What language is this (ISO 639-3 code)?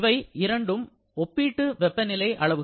tam